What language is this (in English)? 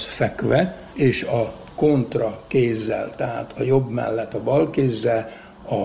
Hungarian